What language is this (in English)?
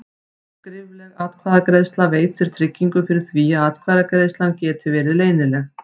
Icelandic